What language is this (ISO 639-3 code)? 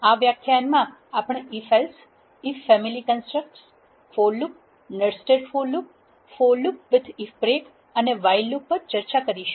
guj